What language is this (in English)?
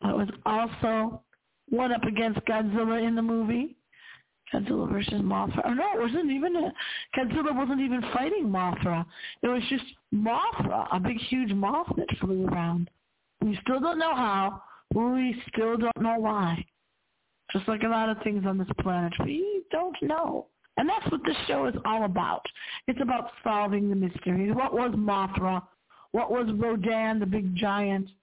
English